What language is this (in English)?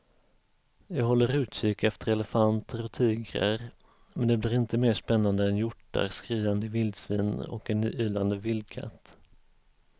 Swedish